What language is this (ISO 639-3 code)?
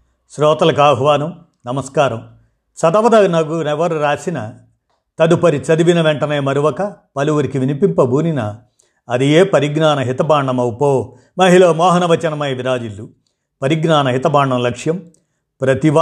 tel